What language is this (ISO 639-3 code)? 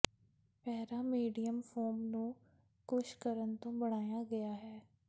pan